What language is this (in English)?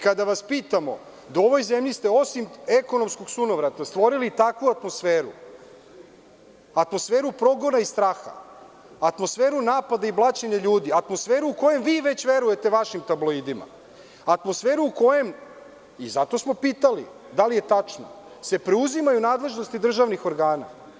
Serbian